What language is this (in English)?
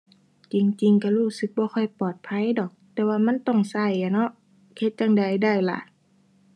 Thai